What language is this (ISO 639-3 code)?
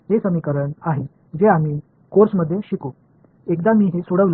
mar